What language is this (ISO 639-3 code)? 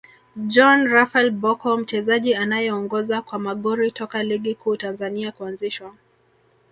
swa